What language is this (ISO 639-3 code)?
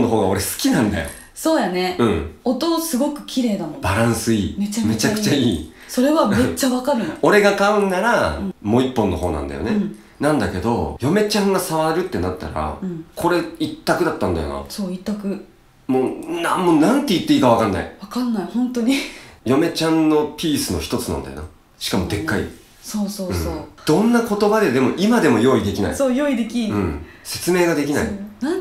jpn